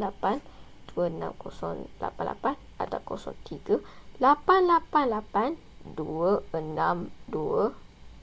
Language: Malay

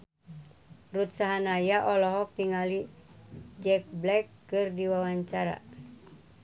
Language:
Sundanese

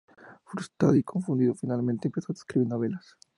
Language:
Spanish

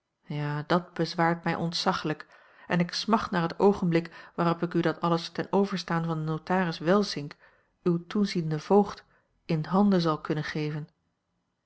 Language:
Dutch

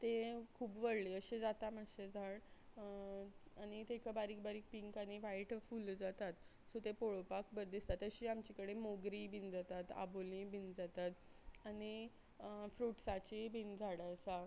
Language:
Konkani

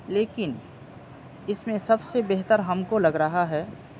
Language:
Urdu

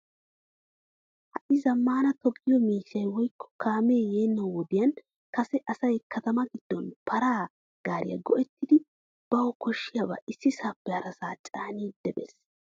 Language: Wolaytta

